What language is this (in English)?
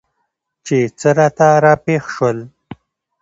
Pashto